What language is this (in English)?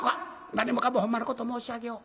Japanese